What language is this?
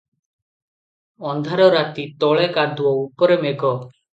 Odia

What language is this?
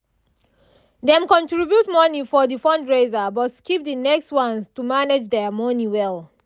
Nigerian Pidgin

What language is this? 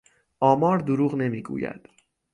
Persian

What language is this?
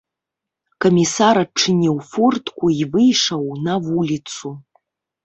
Belarusian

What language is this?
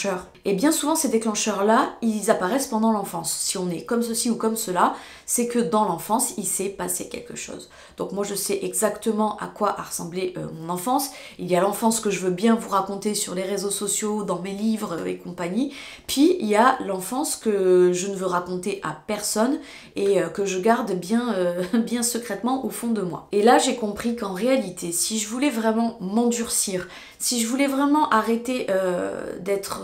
French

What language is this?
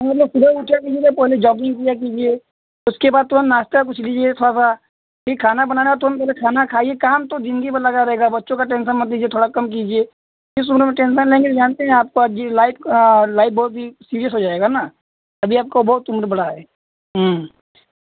Hindi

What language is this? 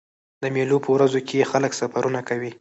Pashto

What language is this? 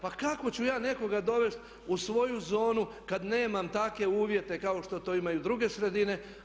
Croatian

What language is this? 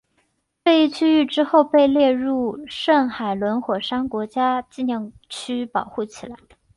Chinese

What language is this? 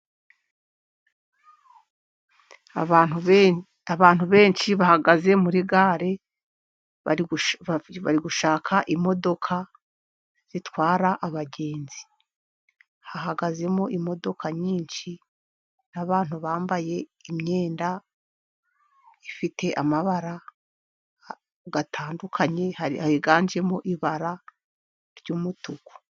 Kinyarwanda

